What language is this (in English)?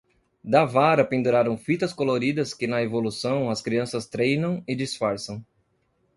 Portuguese